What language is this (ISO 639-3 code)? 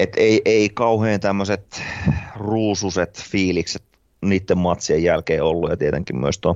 fin